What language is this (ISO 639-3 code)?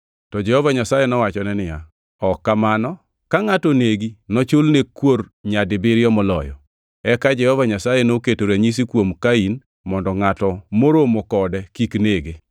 luo